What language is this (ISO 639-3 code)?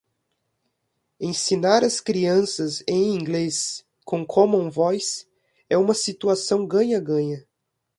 por